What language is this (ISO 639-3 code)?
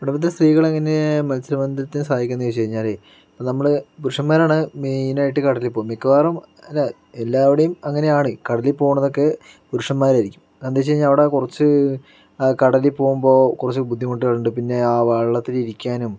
mal